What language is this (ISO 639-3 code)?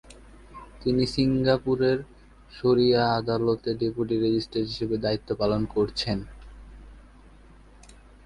ben